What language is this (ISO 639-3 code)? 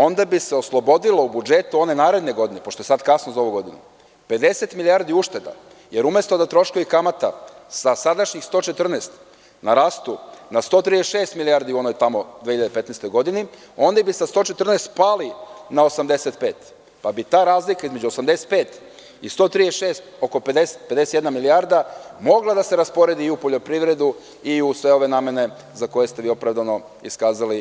srp